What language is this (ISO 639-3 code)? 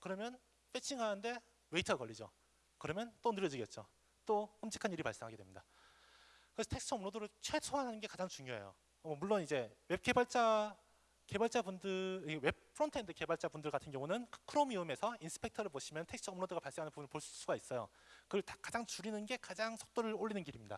kor